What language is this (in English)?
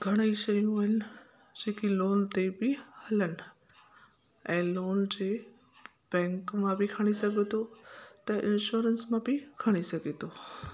Sindhi